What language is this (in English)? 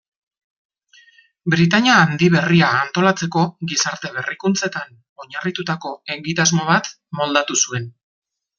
Basque